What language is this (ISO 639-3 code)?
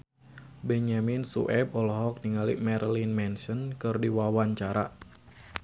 sun